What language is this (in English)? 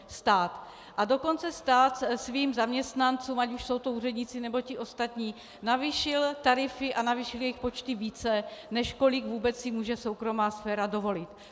Czech